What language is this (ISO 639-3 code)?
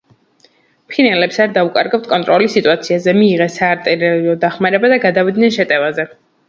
kat